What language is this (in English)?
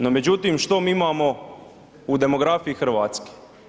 Croatian